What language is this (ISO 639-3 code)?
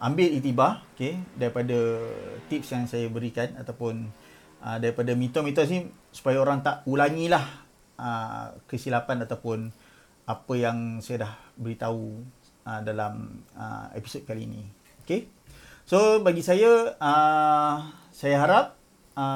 msa